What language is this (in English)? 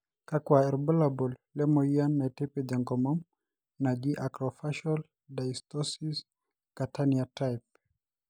Masai